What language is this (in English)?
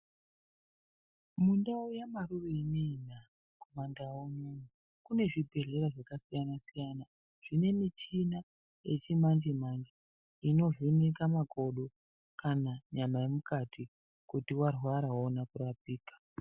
Ndau